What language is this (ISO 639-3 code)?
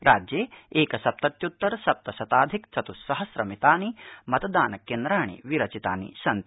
san